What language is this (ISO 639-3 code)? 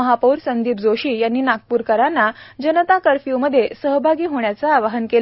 mar